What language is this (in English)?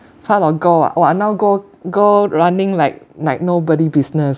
English